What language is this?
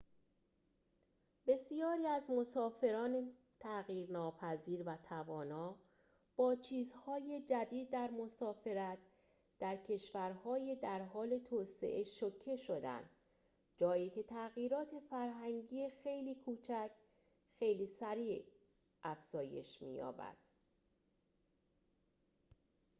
Persian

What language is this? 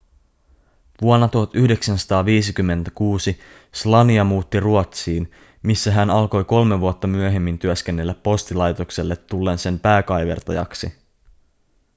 Finnish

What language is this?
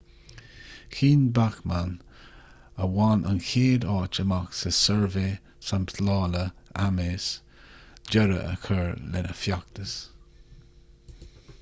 Irish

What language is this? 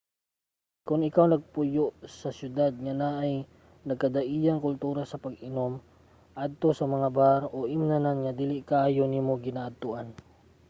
Cebuano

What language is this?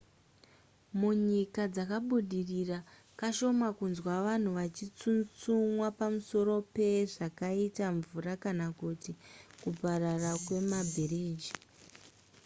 Shona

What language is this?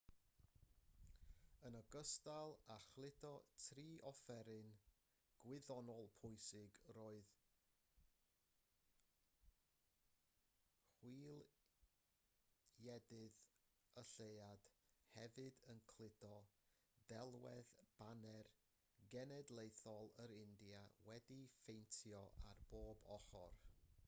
Welsh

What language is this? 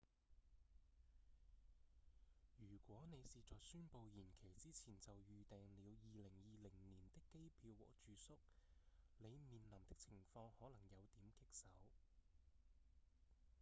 Cantonese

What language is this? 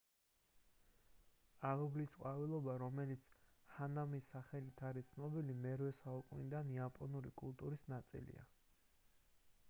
Georgian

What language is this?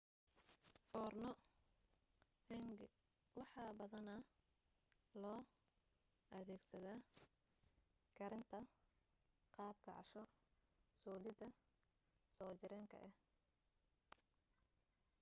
Somali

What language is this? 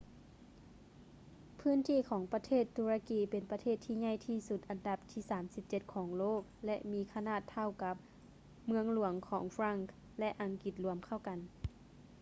Lao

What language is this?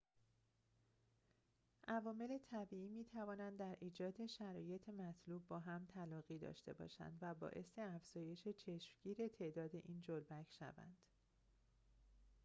Persian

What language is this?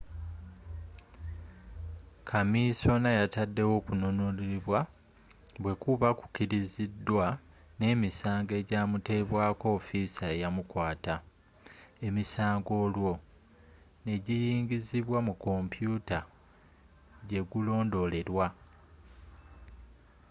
Ganda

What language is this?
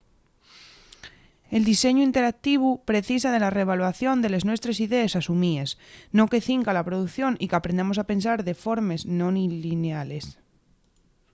Asturian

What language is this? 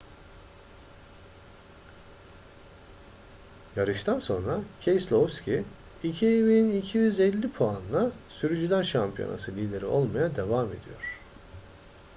Turkish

